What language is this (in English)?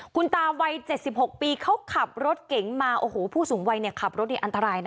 Thai